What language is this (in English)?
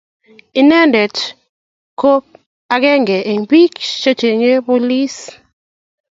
Kalenjin